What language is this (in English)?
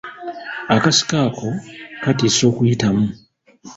Ganda